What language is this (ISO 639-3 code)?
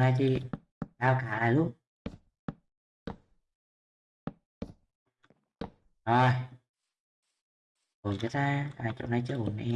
vie